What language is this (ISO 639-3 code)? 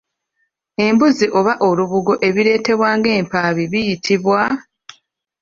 lug